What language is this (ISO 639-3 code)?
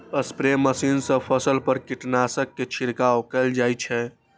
mai